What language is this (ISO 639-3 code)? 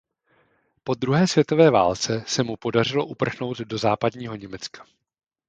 ces